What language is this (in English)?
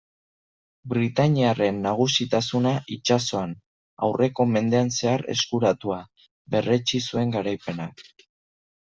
Basque